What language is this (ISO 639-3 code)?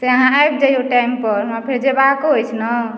mai